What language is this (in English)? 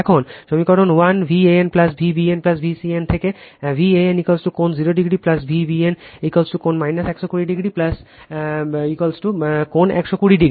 Bangla